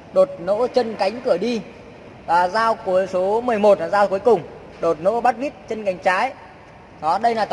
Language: Vietnamese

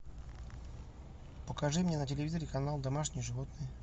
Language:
Russian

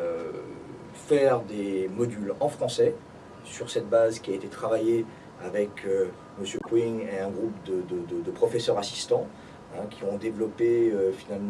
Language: French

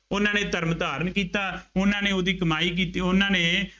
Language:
Punjabi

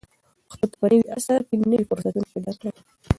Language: Pashto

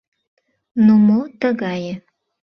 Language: Mari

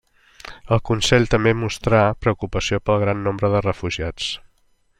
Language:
Catalan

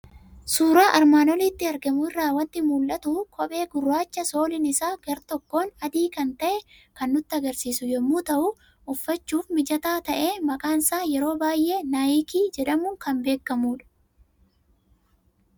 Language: Oromo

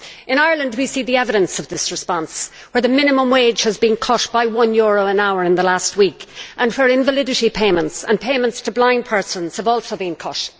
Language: English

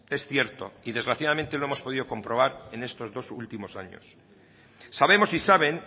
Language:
Spanish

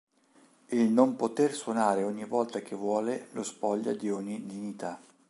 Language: Italian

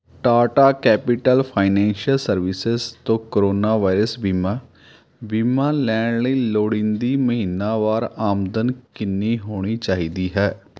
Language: Punjabi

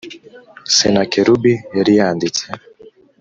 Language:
Kinyarwanda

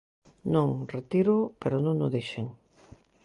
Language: Galician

